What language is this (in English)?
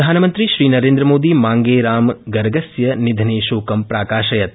Sanskrit